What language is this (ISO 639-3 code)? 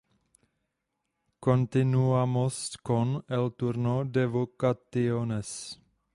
ces